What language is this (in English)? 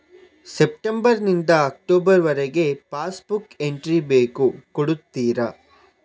Kannada